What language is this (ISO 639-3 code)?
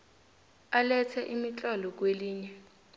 nbl